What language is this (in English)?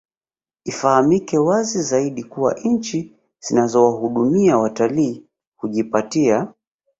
Swahili